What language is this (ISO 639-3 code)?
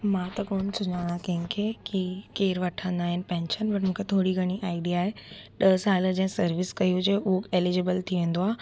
snd